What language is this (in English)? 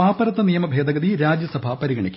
Malayalam